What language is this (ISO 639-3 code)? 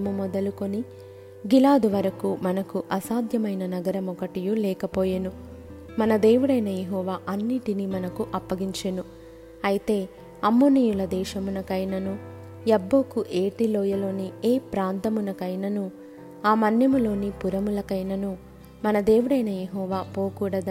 tel